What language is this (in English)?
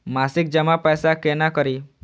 Maithili